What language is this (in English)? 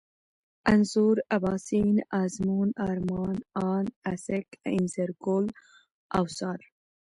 Pashto